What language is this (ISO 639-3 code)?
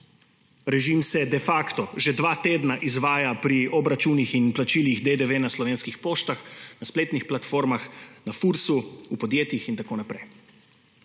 slv